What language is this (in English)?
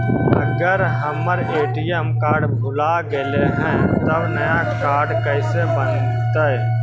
Magahi